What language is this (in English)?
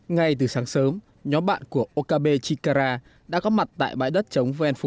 Vietnamese